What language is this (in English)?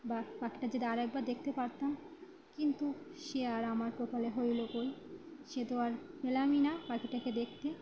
Bangla